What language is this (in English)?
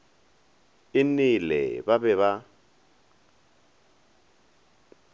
Northern Sotho